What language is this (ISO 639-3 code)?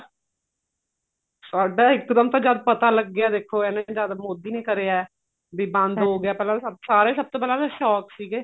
pan